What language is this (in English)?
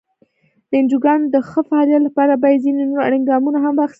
Pashto